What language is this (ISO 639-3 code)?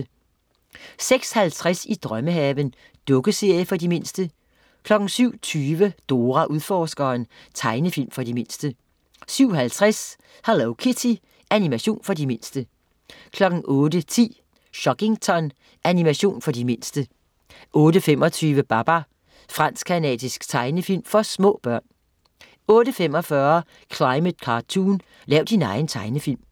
dan